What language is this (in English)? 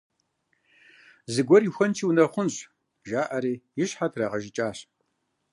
Kabardian